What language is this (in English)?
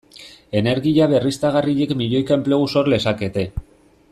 Basque